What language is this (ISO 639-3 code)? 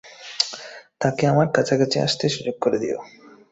ben